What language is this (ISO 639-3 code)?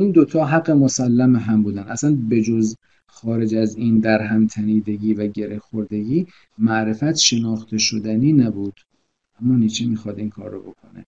fas